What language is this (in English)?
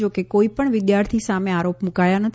Gujarati